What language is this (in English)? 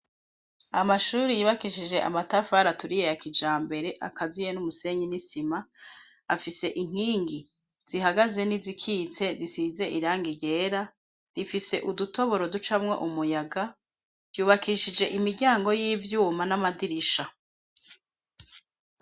Rundi